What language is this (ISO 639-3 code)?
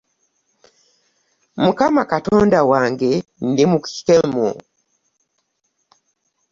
lug